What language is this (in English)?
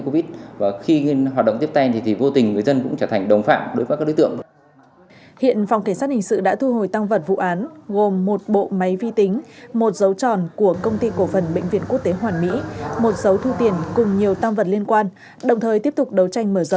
Vietnamese